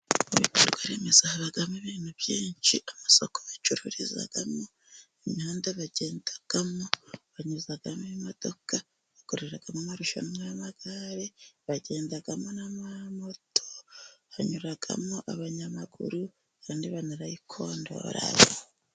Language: Kinyarwanda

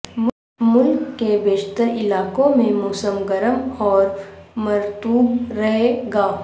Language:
Urdu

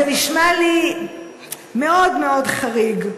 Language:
Hebrew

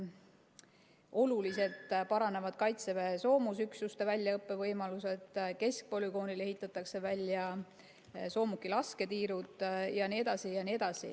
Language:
Estonian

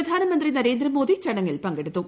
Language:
Malayalam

